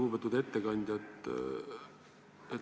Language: Estonian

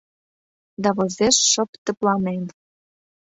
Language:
Mari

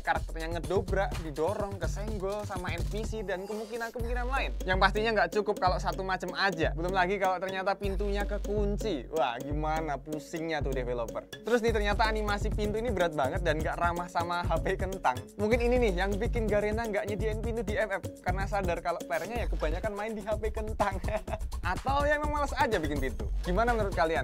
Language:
Indonesian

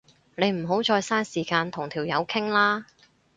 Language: Cantonese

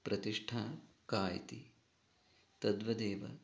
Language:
Sanskrit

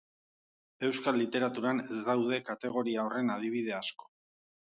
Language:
Basque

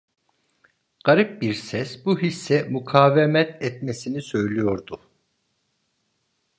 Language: Turkish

